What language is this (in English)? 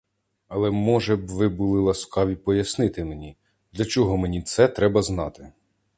Ukrainian